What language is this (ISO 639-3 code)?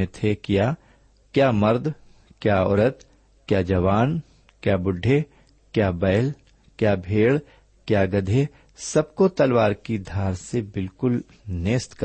urd